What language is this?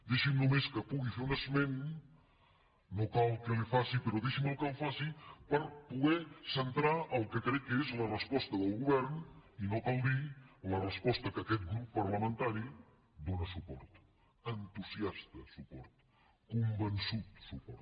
Catalan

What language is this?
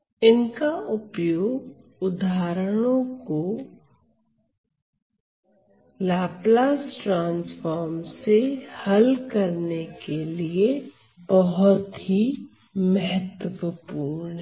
Hindi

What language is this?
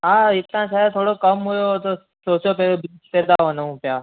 Sindhi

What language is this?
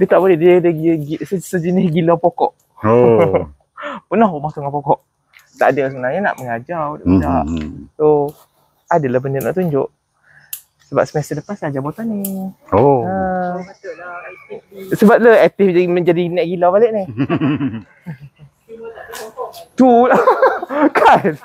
Malay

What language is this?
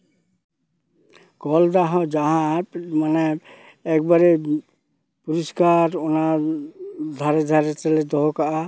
Santali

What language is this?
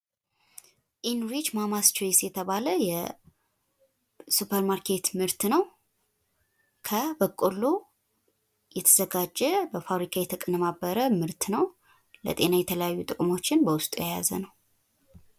Amharic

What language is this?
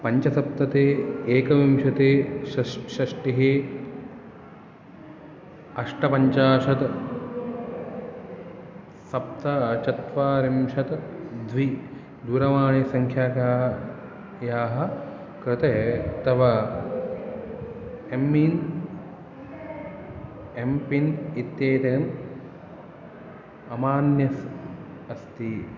Sanskrit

